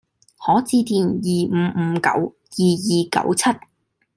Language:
Cantonese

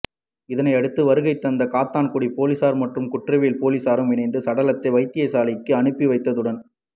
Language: Tamil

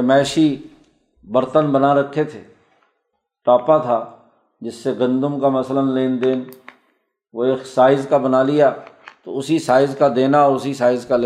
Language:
Urdu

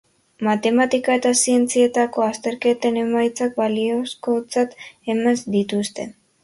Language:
Basque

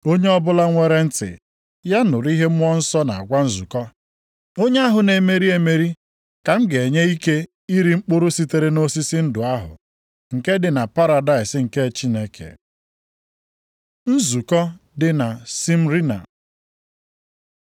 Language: Igbo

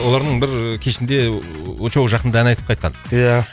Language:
Kazakh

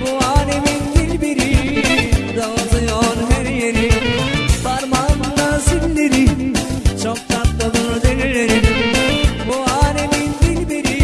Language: Turkish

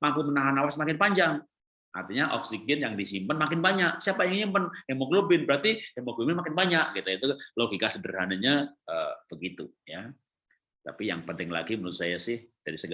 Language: Indonesian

